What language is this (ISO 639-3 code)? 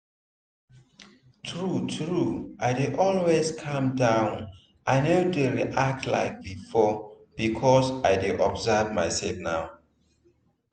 pcm